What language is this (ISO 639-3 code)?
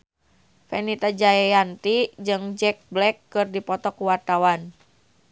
sun